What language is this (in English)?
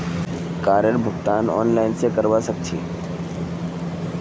Magahi